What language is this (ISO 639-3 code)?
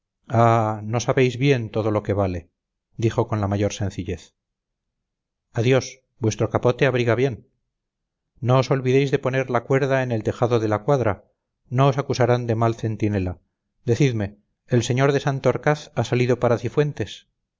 spa